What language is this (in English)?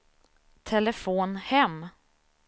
Swedish